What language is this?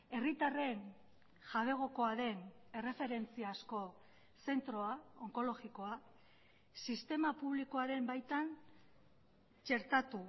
Basque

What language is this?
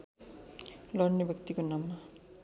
Nepali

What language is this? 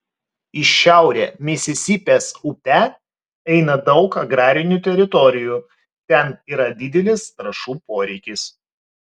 Lithuanian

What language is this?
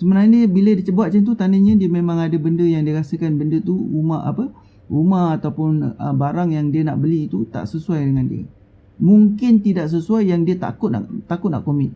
Malay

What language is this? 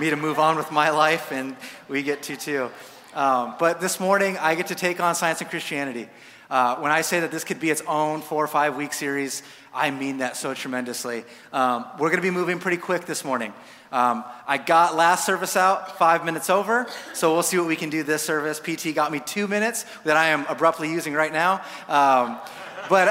English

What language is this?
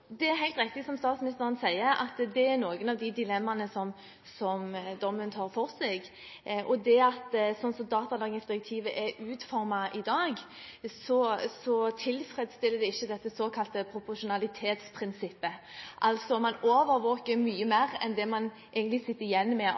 Norwegian Bokmål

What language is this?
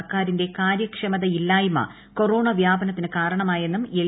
Malayalam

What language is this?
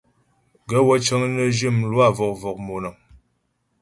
Ghomala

